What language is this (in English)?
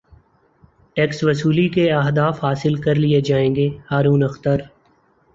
Urdu